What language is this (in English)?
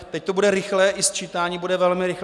Czech